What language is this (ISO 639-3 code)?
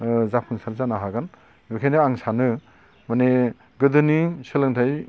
brx